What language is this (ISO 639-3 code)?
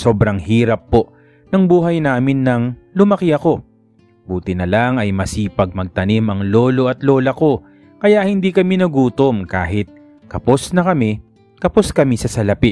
fil